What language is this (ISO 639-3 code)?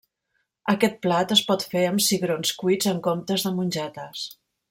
cat